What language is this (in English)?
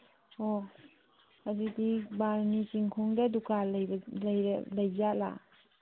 Manipuri